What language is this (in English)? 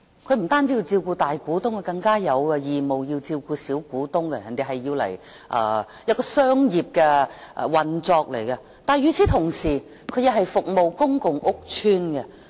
Cantonese